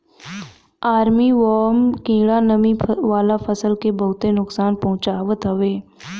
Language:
Bhojpuri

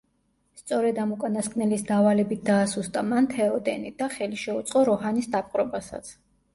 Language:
Georgian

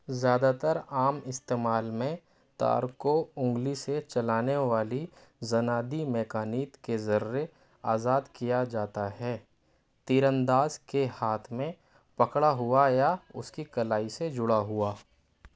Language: Urdu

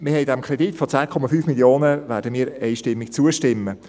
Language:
Swiss German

